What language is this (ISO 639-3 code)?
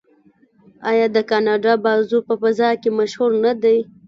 pus